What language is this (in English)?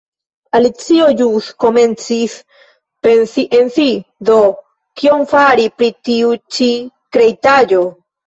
Esperanto